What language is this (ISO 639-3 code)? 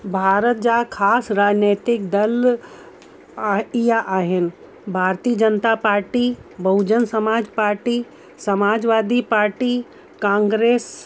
snd